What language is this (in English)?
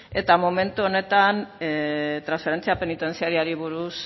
Basque